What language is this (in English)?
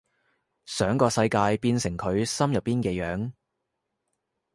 Cantonese